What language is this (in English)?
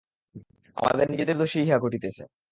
Bangla